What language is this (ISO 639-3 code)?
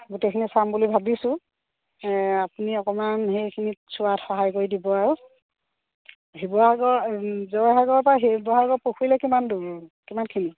asm